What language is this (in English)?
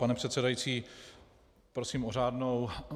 Czech